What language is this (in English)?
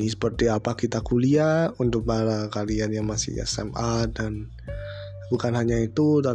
Indonesian